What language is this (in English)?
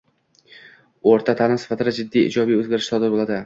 Uzbek